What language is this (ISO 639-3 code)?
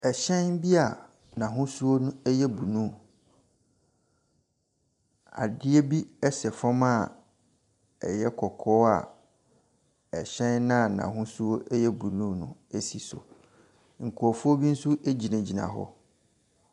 aka